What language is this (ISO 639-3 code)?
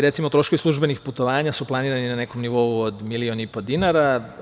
srp